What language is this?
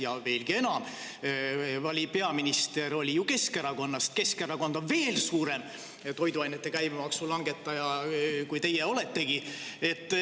Estonian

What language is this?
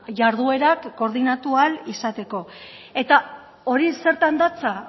Basque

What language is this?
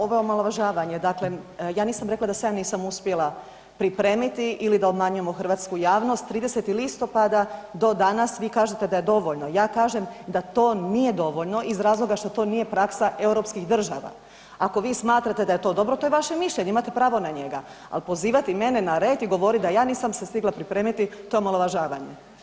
Croatian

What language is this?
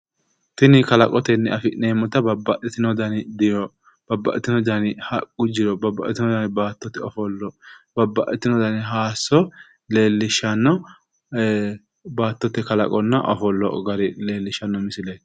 Sidamo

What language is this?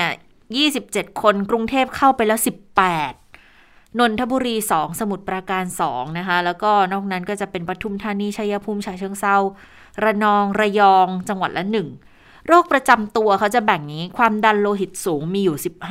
Thai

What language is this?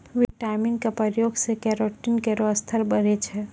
Maithili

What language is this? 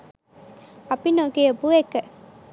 Sinhala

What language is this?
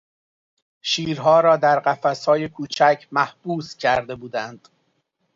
Persian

